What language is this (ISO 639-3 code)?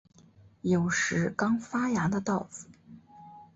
zho